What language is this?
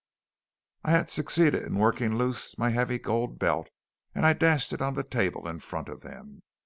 English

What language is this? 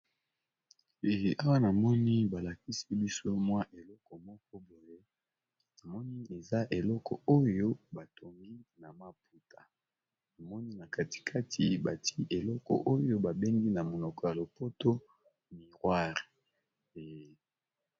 Lingala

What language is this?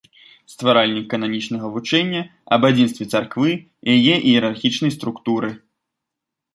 Belarusian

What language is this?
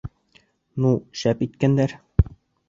Bashkir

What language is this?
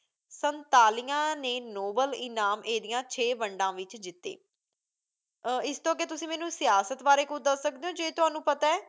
Punjabi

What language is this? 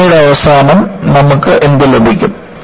Malayalam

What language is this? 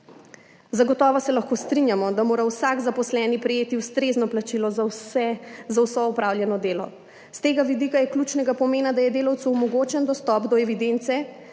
Slovenian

